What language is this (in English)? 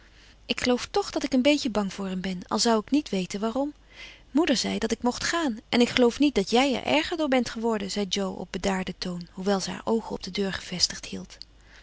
Dutch